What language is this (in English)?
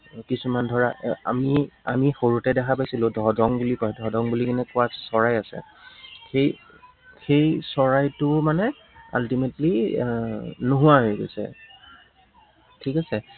Assamese